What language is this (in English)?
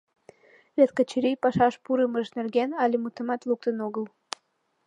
Mari